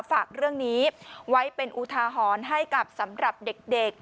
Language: Thai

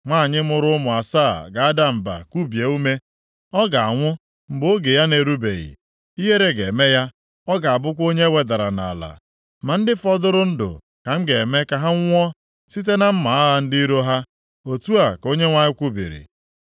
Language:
Igbo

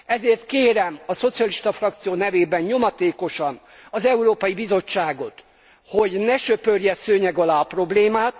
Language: Hungarian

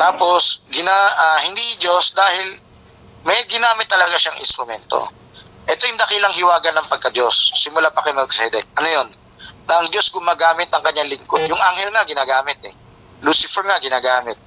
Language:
Filipino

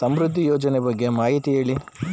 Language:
Kannada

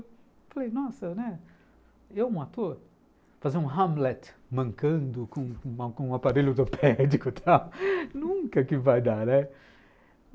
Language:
Portuguese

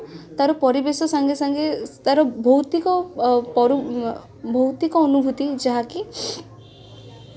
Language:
Odia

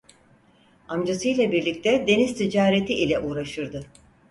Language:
Turkish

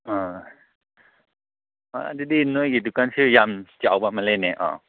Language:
Manipuri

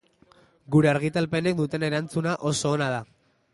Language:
Basque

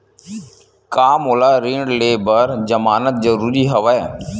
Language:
Chhattisgarhi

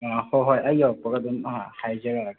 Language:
Manipuri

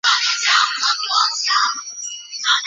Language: Chinese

